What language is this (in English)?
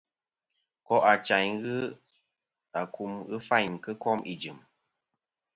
Kom